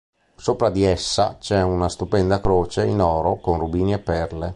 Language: Italian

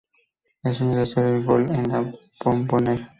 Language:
Spanish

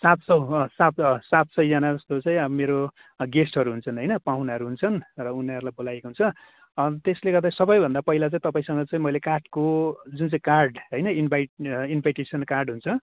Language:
Nepali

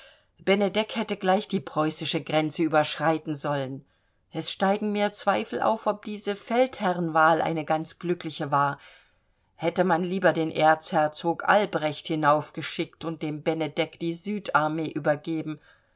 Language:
German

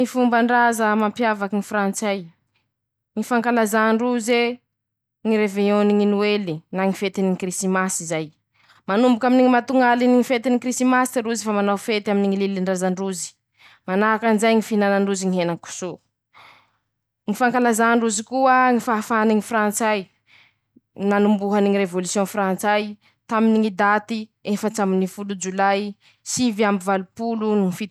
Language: Masikoro Malagasy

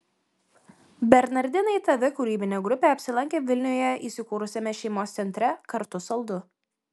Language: Lithuanian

